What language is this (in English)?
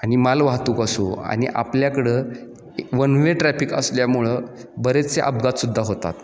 Marathi